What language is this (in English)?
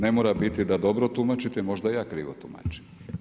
Croatian